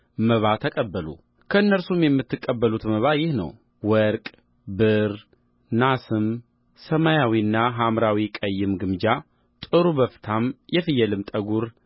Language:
Amharic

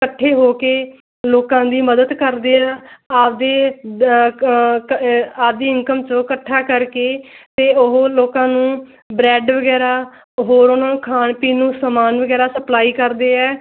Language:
Punjabi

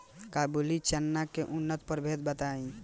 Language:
Bhojpuri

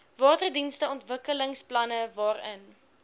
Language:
Afrikaans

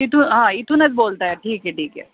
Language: Marathi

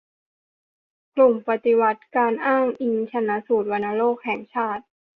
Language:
Thai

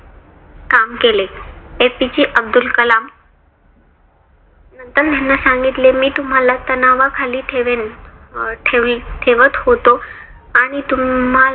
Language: Marathi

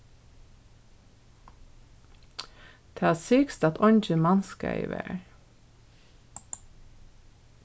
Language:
Faroese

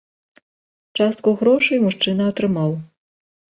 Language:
Belarusian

